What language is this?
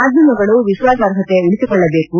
Kannada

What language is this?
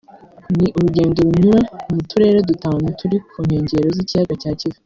Kinyarwanda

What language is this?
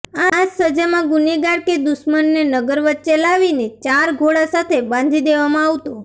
Gujarati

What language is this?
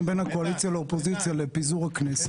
Hebrew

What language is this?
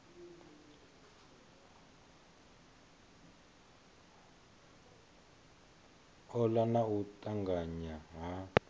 Venda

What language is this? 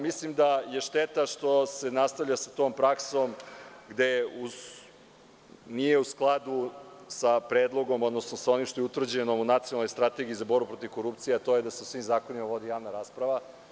Serbian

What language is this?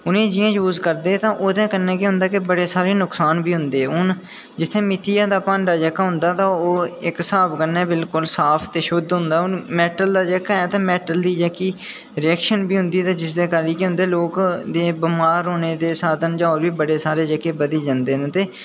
Dogri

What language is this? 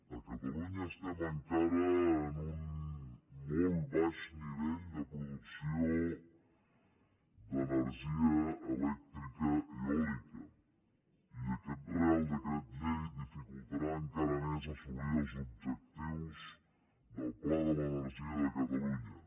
Catalan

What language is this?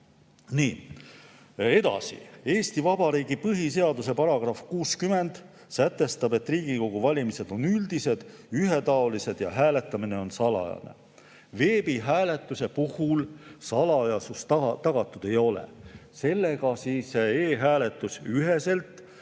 Estonian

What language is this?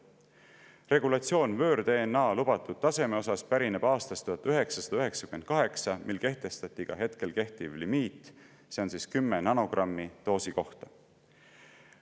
Estonian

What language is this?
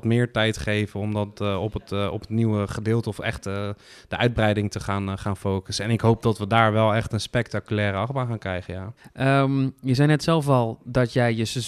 Dutch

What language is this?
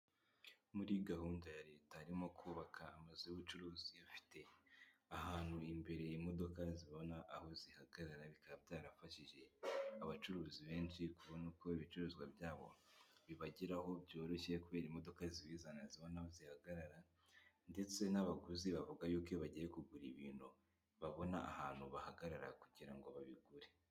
Kinyarwanda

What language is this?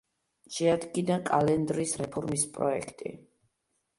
Georgian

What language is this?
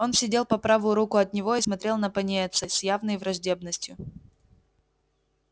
Russian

